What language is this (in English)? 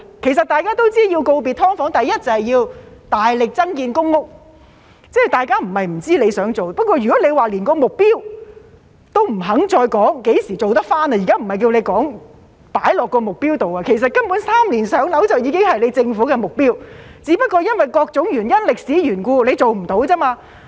Cantonese